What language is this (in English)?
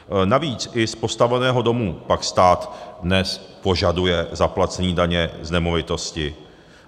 Czech